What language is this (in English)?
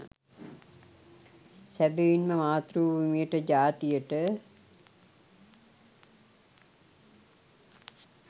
Sinhala